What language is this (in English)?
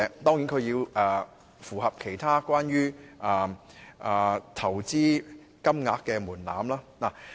Cantonese